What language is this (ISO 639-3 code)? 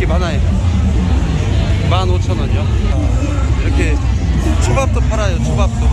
kor